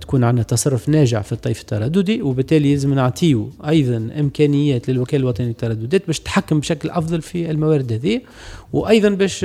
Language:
Arabic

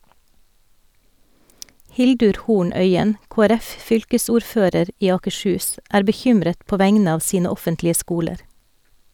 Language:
Norwegian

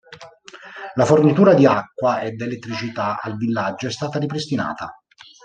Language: Italian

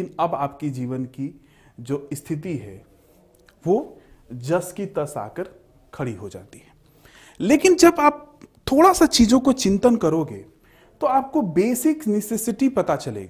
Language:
Hindi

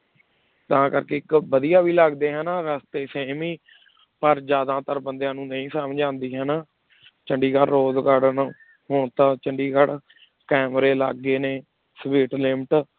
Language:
Punjabi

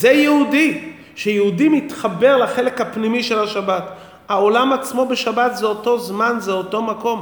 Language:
Hebrew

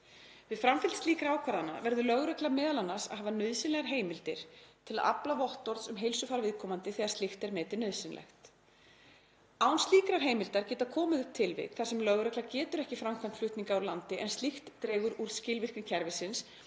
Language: Icelandic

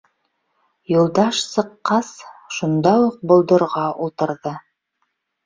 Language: Bashkir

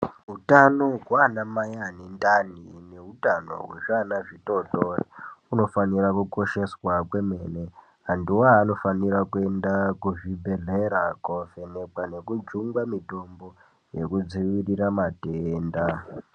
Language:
Ndau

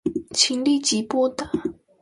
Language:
Chinese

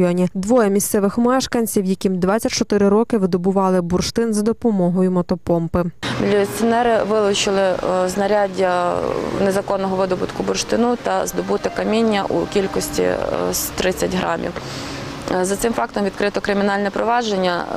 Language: Ukrainian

